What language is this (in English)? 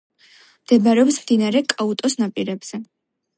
Georgian